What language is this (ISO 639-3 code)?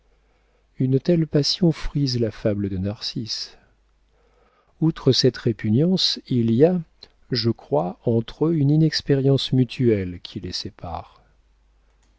fra